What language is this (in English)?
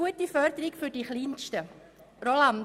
Swiss German